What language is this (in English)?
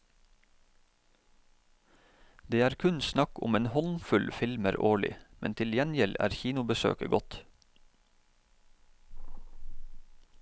Norwegian